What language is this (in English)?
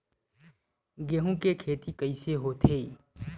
Chhattisgarhi